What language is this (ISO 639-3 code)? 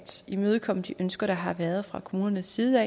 dan